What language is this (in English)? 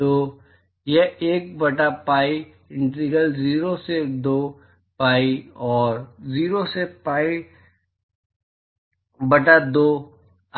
Hindi